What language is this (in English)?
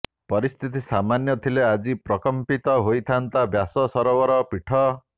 Odia